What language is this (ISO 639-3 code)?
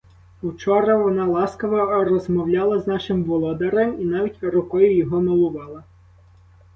ukr